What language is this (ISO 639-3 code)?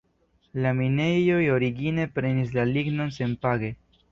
epo